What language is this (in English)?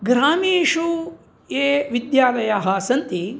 Sanskrit